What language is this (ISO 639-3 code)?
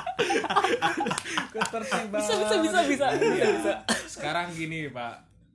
ind